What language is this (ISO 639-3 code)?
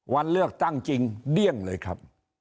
tha